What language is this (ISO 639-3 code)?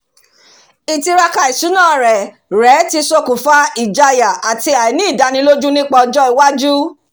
yor